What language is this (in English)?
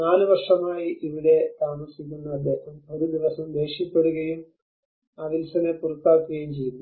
Malayalam